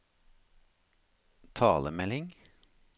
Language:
Norwegian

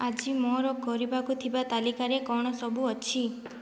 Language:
Odia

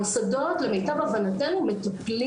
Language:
Hebrew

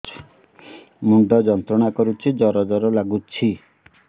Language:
Odia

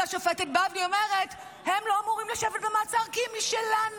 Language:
Hebrew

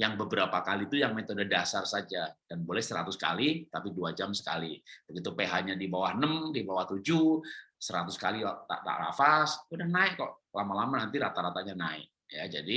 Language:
Indonesian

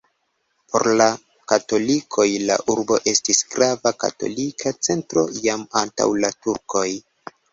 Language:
Esperanto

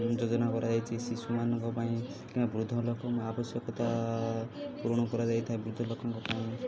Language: Odia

